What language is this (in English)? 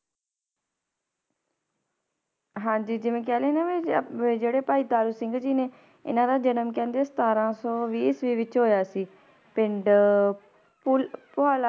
Punjabi